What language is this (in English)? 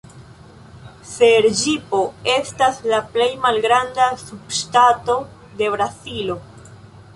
Esperanto